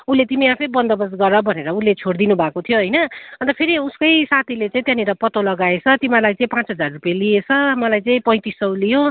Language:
Nepali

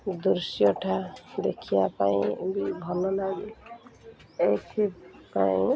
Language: Odia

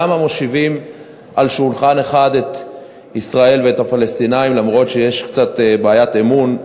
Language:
Hebrew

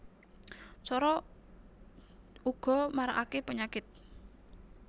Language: Javanese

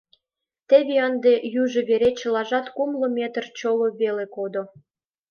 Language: Mari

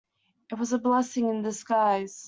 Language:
English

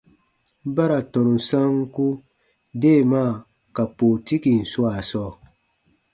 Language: Baatonum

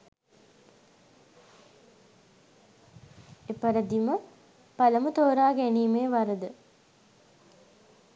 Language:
Sinhala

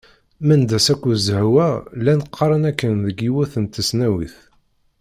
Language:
Kabyle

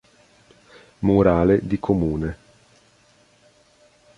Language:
Italian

